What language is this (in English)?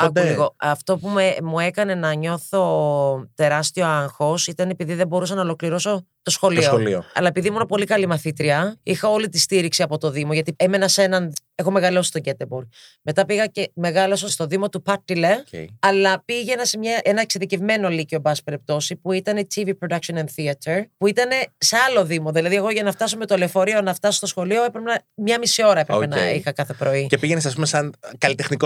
Greek